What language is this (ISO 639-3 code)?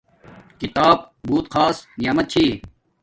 dmk